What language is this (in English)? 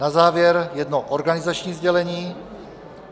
Czech